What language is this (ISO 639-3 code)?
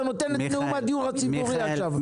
heb